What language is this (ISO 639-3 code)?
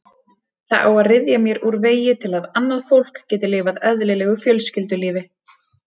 isl